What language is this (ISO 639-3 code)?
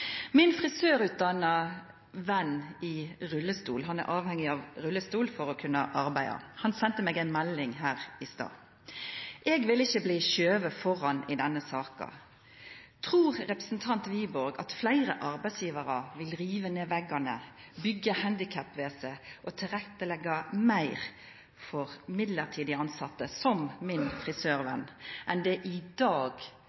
nno